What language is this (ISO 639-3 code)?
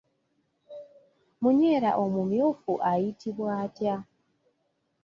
lug